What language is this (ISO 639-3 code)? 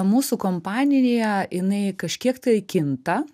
lit